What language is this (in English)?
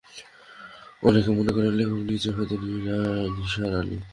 Bangla